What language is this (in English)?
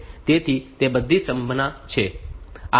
Gujarati